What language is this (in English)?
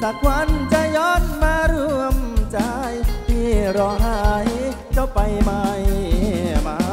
Thai